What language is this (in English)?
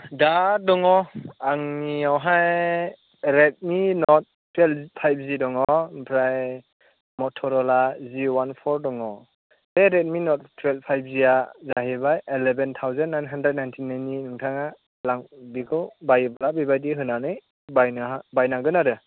Bodo